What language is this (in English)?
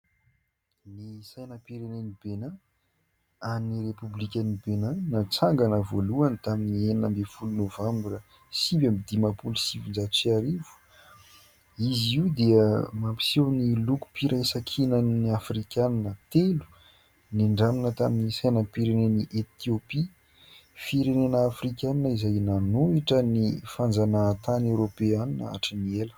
Malagasy